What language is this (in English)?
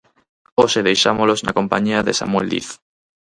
Galician